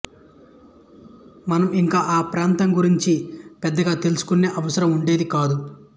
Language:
Telugu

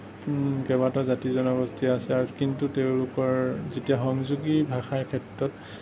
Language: Assamese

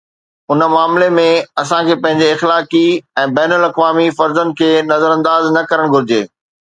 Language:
Sindhi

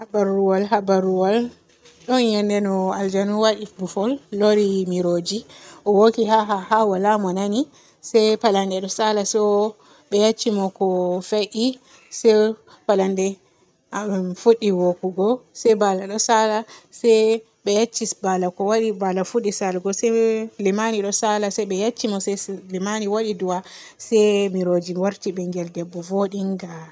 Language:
Borgu Fulfulde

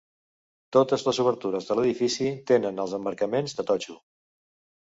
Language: Catalan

